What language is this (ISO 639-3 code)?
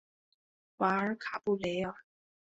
zho